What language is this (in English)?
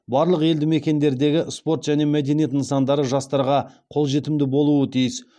Kazakh